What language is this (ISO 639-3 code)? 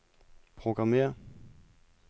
dan